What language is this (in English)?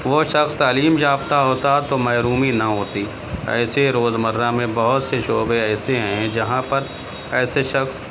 Urdu